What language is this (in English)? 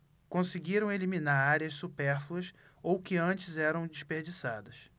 Portuguese